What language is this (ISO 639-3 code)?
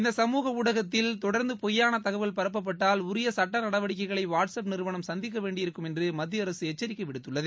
tam